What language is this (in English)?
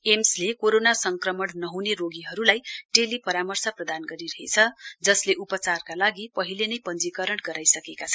Nepali